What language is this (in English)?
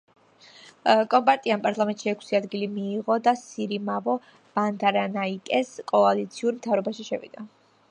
Georgian